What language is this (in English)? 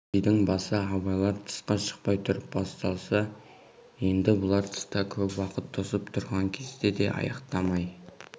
Kazakh